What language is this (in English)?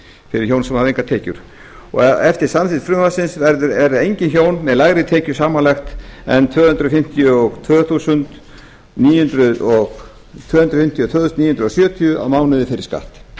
Icelandic